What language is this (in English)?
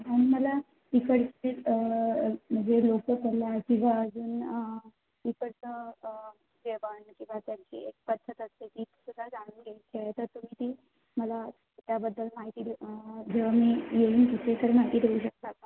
Marathi